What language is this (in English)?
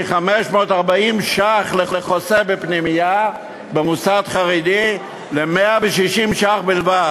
Hebrew